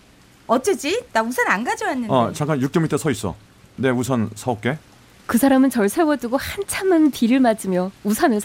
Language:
Korean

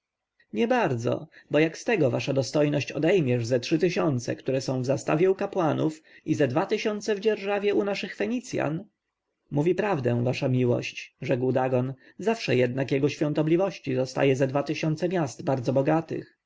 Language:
Polish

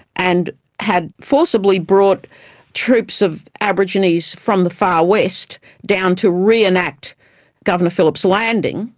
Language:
English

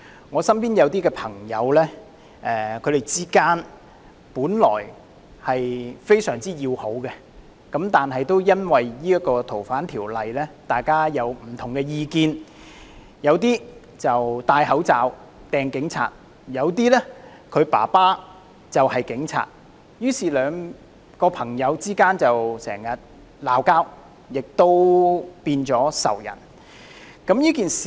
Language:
Cantonese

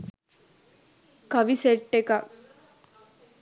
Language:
Sinhala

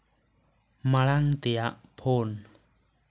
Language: Santali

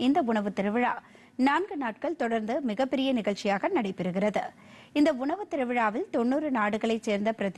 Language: Korean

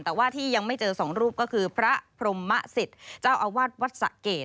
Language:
Thai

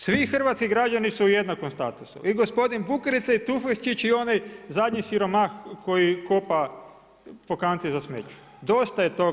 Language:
Croatian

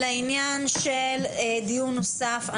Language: Hebrew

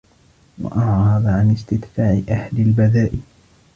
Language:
Arabic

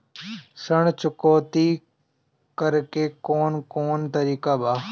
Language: Bhojpuri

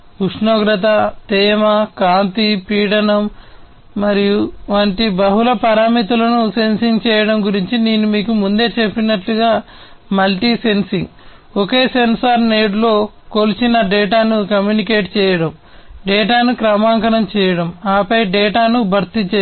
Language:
Telugu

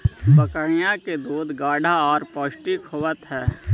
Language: Magahi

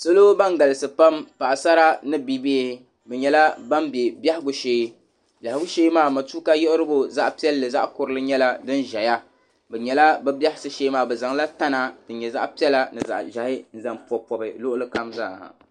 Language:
Dagbani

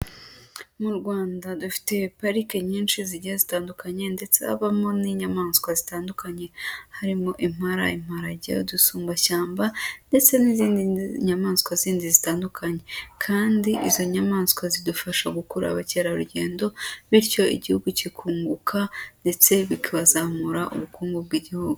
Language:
Kinyarwanda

